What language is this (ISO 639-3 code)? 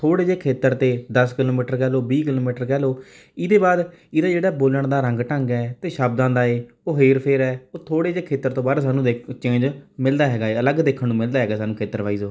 pan